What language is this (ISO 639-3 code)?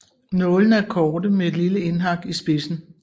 dan